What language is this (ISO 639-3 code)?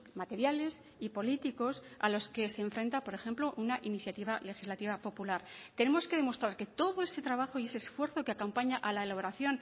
spa